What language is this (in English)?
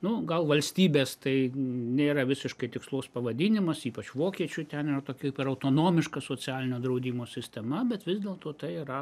Lithuanian